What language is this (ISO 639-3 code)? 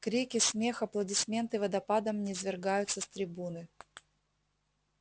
rus